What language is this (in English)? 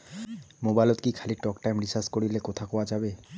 Bangla